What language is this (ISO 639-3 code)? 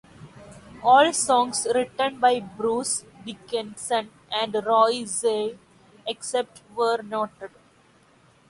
eng